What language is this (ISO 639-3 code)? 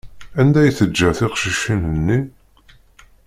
kab